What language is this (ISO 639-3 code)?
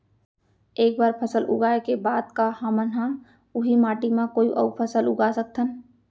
hne